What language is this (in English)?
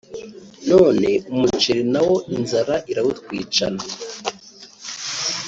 Kinyarwanda